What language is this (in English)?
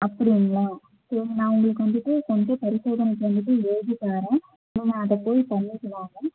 Tamil